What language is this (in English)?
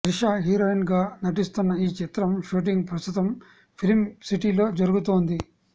Telugu